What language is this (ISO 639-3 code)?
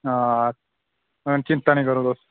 doi